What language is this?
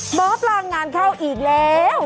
Thai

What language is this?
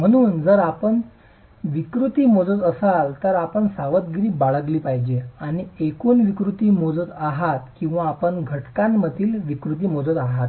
Marathi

